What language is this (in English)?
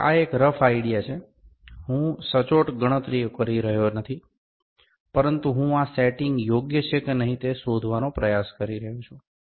Gujarati